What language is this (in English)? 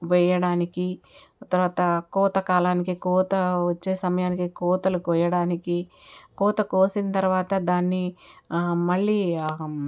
Telugu